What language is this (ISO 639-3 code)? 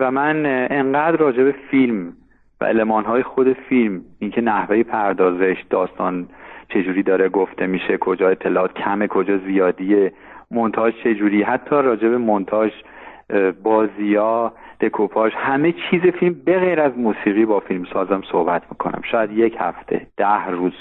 fas